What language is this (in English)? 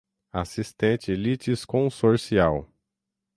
Portuguese